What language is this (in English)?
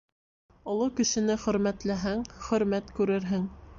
Bashkir